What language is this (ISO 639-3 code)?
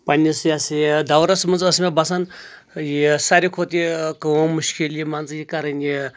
kas